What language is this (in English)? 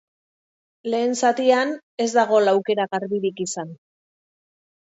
Basque